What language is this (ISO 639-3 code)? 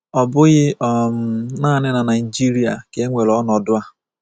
ibo